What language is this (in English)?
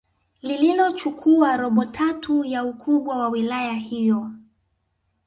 Swahili